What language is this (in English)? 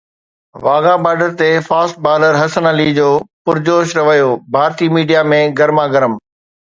Sindhi